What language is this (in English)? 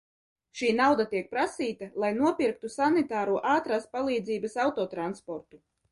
Latvian